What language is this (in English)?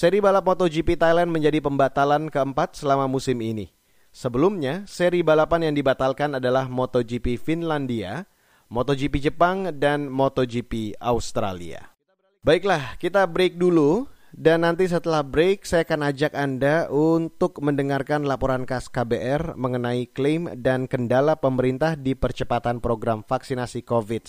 Indonesian